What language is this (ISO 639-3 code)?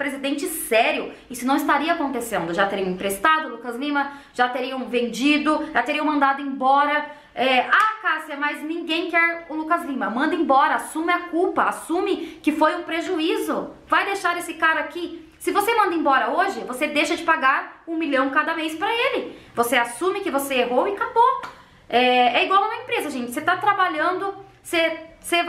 por